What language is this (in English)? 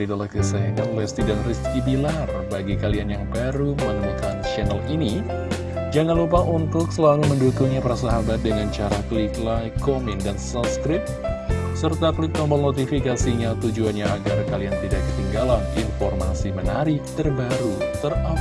Indonesian